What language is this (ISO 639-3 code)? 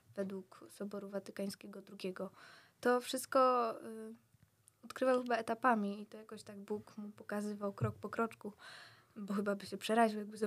pol